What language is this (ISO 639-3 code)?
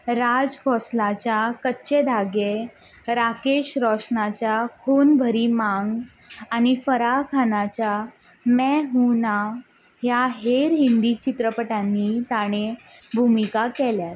kok